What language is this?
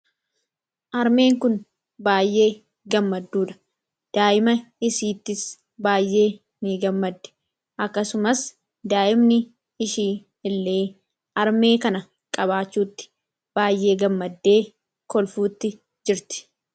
Oromo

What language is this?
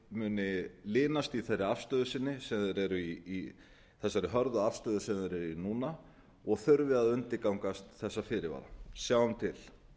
Icelandic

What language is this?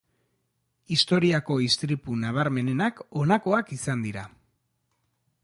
Basque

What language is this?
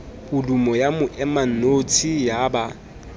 Southern Sotho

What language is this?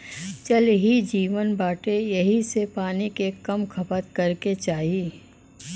Bhojpuri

